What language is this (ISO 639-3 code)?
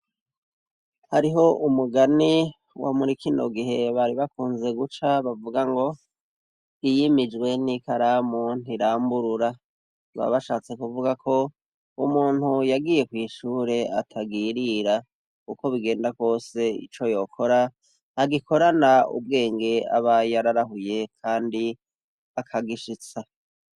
run